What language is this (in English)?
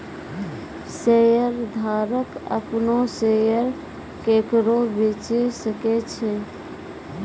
Maithili